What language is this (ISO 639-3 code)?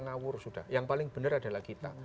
ind